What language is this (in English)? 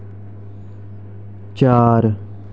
Dogri